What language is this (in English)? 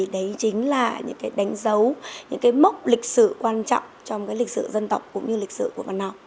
Vietnamese